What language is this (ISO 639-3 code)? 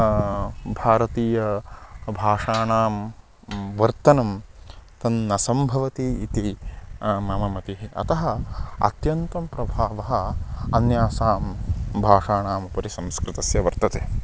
san